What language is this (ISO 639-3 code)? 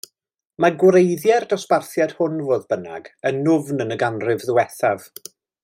cym